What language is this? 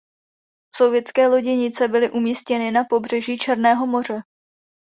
Czech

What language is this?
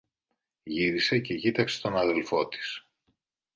Greek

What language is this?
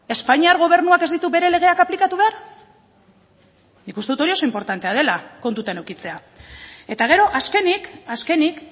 Basque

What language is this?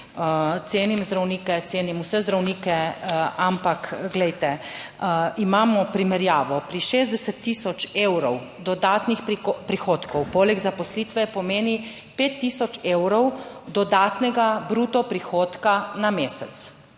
Slovenian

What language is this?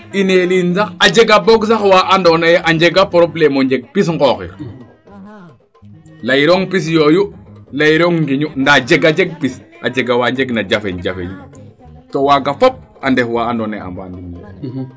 Serer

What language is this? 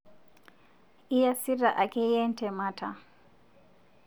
Masai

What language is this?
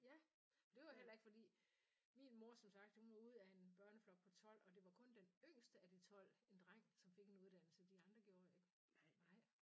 Danish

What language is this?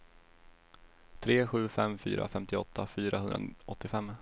Swedish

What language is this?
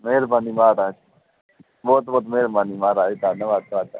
Punjabi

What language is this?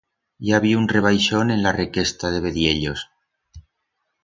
Aragonese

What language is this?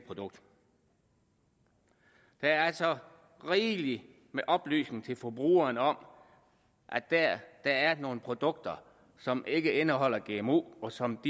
Danish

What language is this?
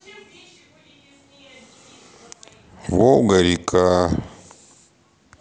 Russian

